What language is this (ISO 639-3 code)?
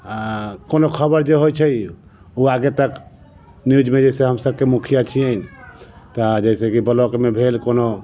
mai